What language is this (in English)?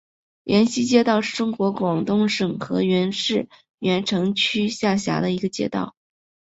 Chinese